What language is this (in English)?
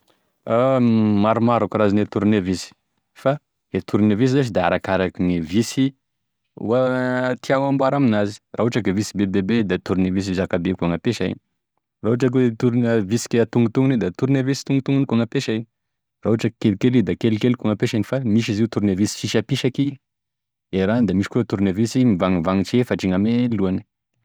Tesaka Malagasy